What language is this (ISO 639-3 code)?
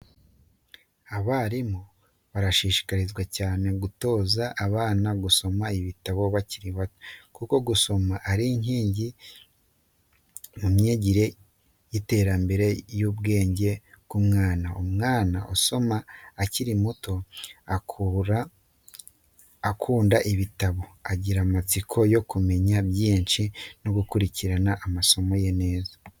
kin